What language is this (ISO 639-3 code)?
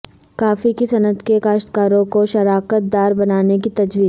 urd